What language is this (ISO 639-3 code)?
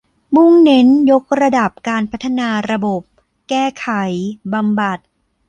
tha